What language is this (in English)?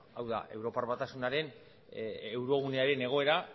Basque